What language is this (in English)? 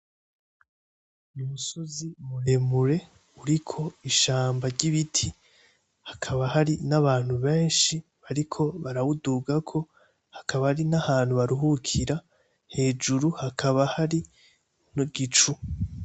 Rundi